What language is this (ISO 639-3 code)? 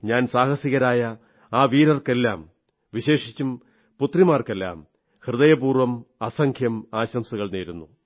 mal